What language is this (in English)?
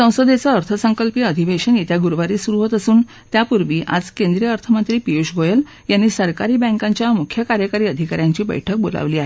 Marathi